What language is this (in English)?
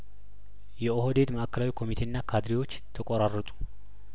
Amharic